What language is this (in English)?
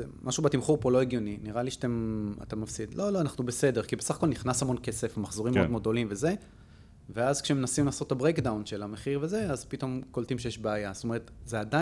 Hebrew